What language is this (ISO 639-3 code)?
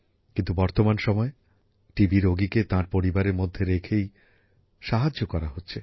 ben